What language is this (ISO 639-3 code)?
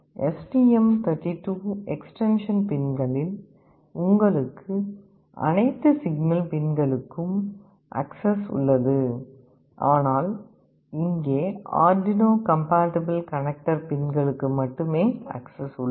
tam